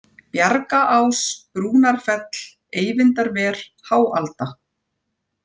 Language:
Icelandic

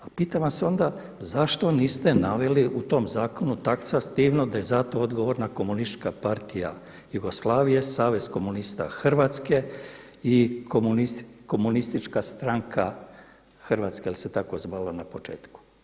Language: Croatian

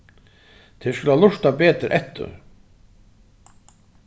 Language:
Faroese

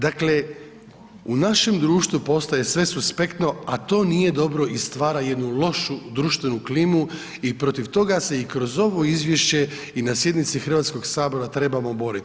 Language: Croatian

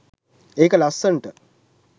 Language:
Sinhala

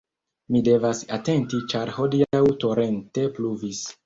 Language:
Esperanto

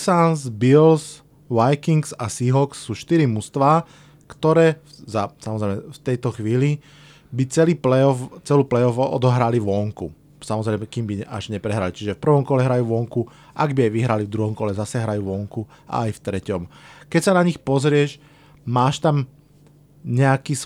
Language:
Slovak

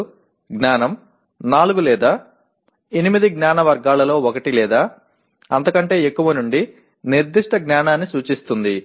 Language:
Telugu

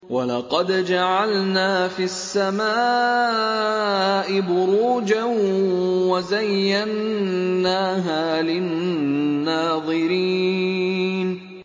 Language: Arabic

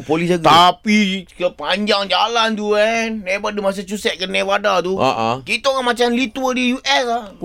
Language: Malay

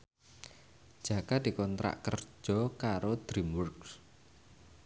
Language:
Javanese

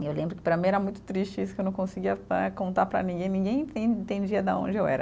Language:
Portuguese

